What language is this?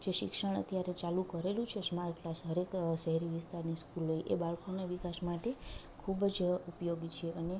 Gujarati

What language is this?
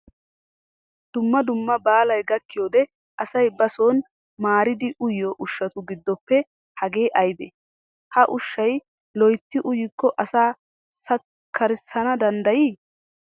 Wolaytta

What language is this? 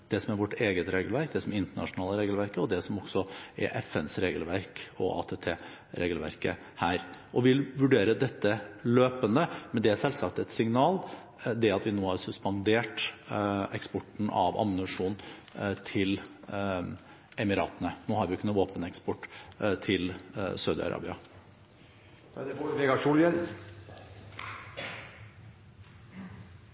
Norwegian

